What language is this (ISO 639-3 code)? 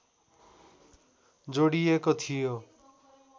nep